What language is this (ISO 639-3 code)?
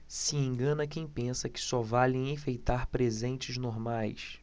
por